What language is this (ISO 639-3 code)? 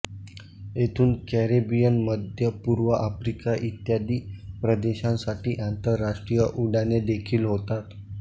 mar